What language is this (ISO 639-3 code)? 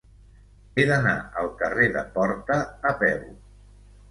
cat